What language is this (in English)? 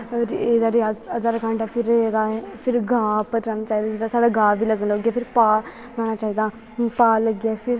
Dogri